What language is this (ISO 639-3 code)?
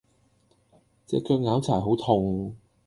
yue